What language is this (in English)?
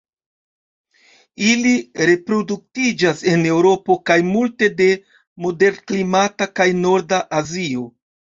Esperanto